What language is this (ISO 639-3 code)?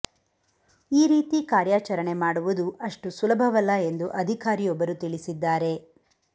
kan